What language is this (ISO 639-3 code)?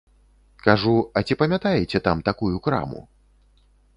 bel